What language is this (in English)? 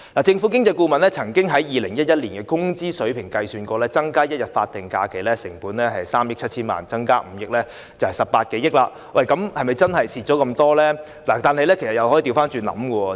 Cantonese